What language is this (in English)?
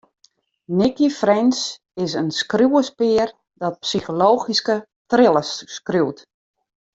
Western Frisian